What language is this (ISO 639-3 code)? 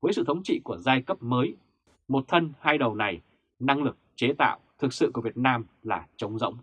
vie